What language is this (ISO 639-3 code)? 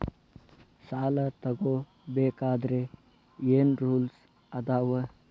kan